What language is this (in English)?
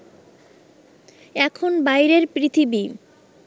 Bangla